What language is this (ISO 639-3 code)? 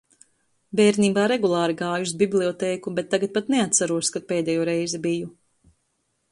lav